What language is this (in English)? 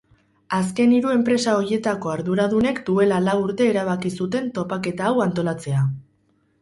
Basque